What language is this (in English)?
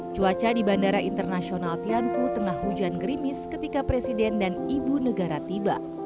Indonesian